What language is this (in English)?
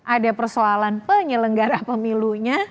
Indonesian